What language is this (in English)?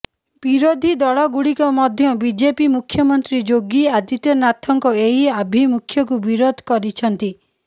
Odia